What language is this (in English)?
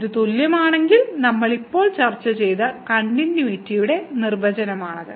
Malayalam